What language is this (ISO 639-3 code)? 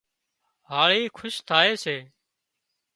kxp